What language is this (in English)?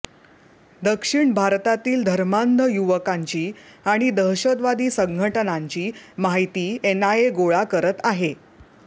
Marathi